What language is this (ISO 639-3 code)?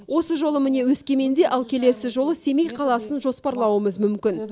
kaz